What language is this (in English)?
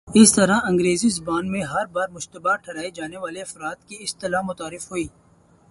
Urdu